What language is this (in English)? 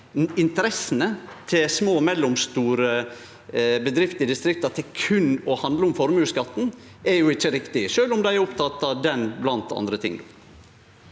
Norwegian